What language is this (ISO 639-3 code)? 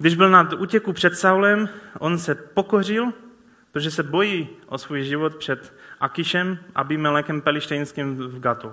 ces